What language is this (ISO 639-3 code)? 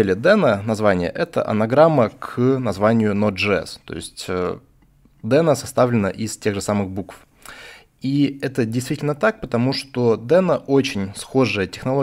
rus